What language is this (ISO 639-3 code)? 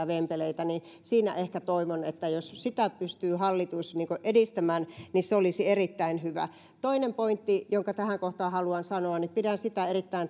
fin